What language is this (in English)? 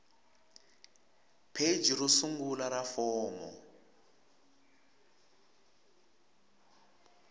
Tsonga